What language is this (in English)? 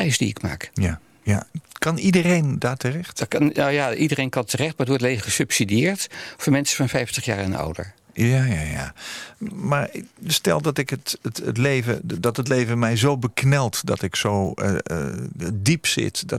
Dutch